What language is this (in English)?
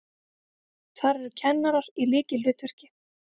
Icelandic